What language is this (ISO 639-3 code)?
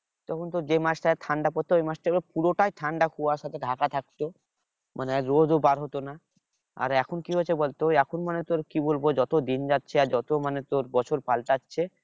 ben